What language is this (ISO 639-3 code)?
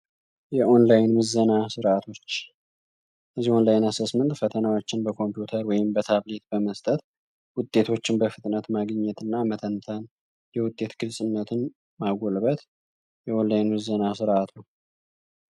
amh